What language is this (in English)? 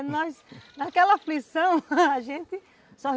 Portuguese